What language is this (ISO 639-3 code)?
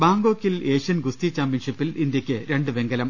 mal